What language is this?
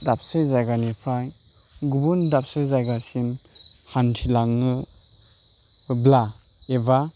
Bodo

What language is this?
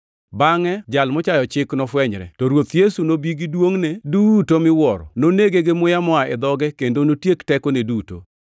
Luo (Kenya and Tanzania)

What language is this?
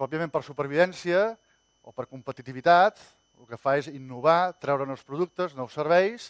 Catalan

